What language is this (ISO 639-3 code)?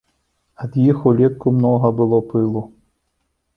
bel